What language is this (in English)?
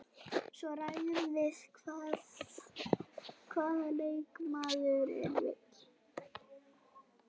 Icelandic